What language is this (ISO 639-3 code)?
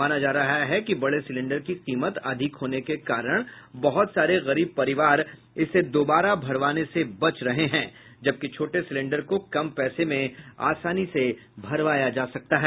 hin